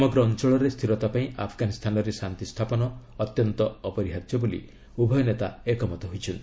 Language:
Odia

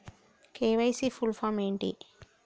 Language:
Telugu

